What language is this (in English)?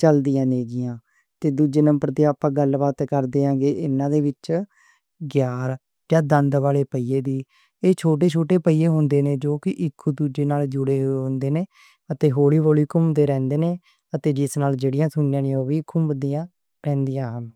Western Panjabi